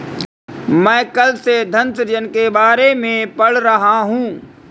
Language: Hindi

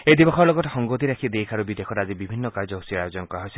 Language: Assamese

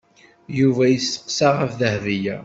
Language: Kabyle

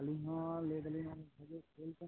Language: Santali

